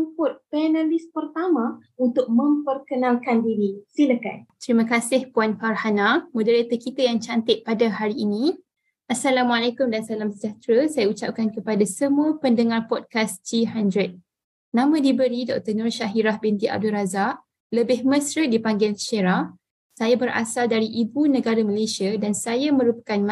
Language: Malay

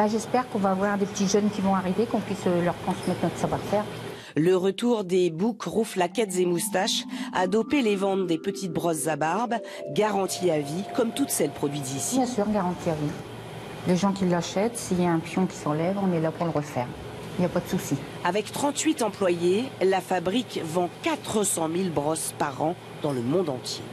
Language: French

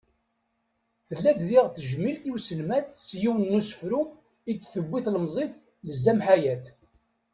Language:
Kabyle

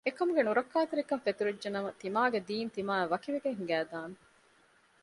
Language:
Divehi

